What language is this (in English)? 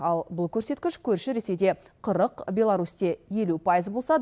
Kazakh